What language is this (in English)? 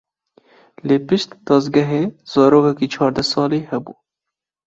Kurdish